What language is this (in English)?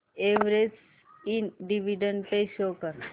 Marathi